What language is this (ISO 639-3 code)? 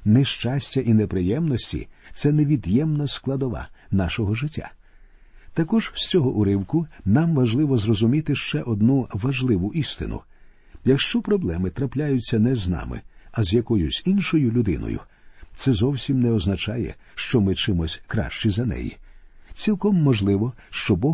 ukr